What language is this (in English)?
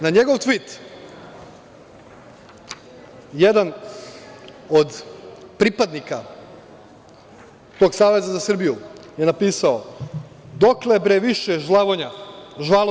Serbian